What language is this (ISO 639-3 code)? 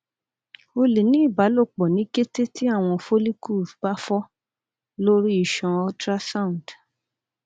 yor